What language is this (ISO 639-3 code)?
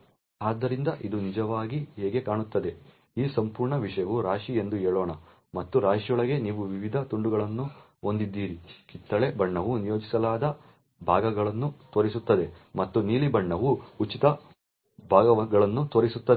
kan